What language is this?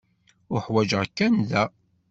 Kabyle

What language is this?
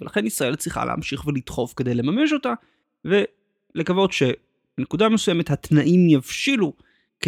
Hebrew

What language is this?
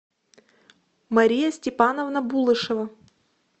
Russian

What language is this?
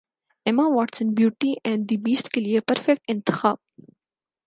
Urdu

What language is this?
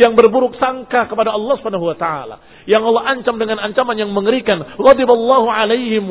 Indonesian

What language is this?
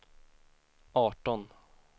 Swedish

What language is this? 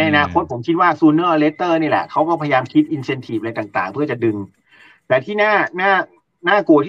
Thai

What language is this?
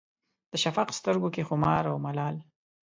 Pashto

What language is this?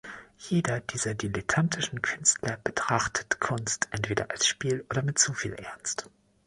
German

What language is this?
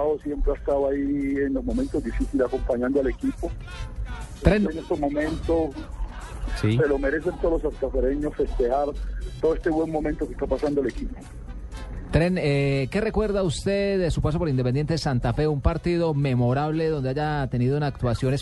Spanish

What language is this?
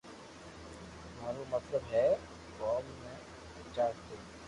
Loarki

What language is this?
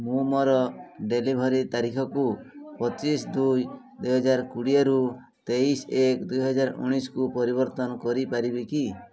Odia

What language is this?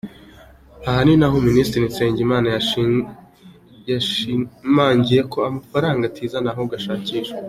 Kinyarwanda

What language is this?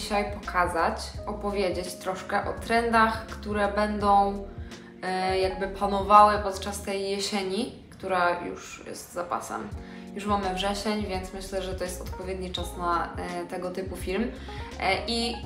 Polish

